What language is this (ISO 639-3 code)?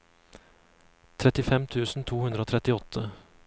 nor